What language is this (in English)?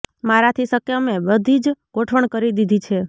Gujarati